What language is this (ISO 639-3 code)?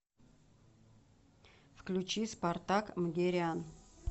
rus